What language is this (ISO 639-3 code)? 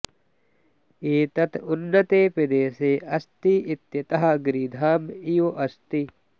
san